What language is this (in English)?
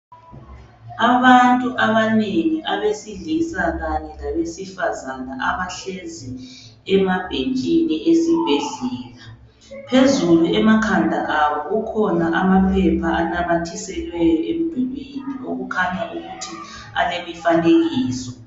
North Ndebele